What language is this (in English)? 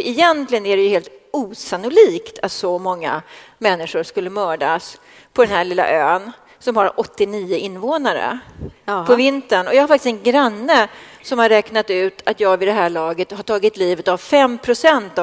Swedish